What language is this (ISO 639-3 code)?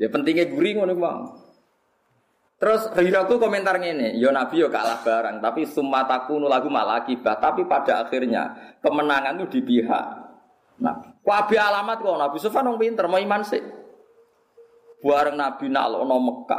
ind